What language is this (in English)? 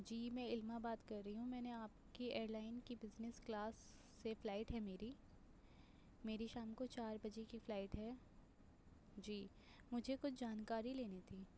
Urdu